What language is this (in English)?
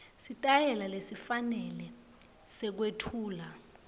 Swati